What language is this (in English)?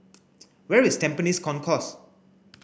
English